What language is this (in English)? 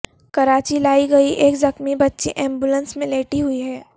Urdu